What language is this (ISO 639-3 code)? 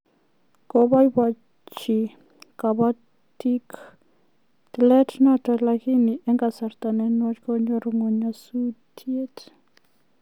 kln